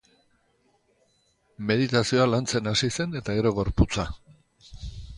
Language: Basque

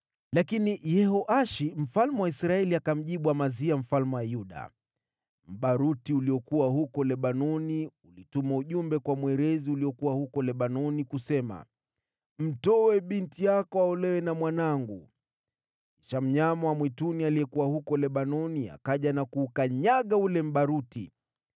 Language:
Swahili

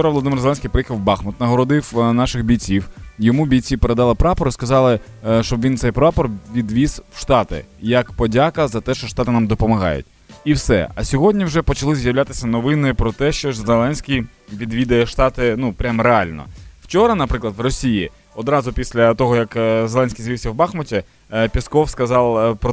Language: Ukrainian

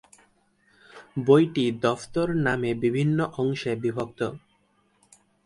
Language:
Bangla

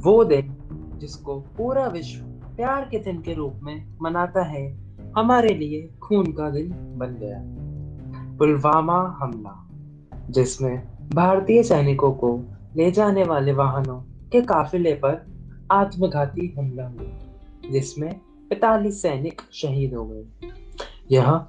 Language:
Hindi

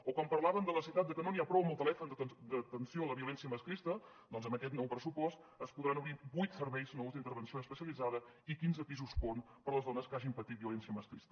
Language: Catalan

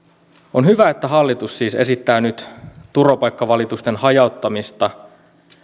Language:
Finnish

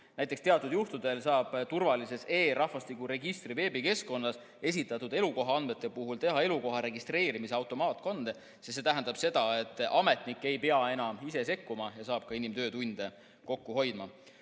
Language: Estonian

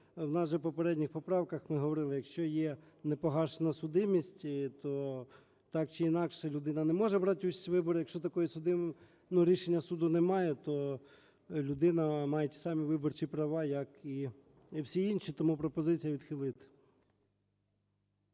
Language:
Ukrainian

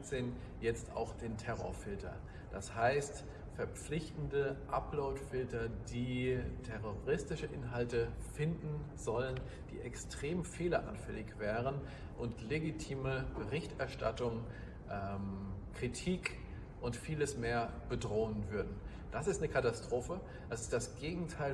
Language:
German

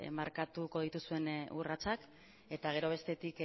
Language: Basque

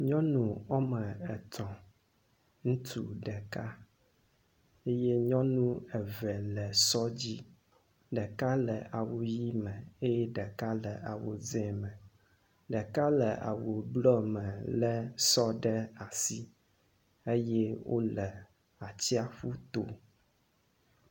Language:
Ewe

